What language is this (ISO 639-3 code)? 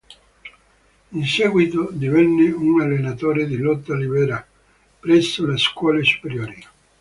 ita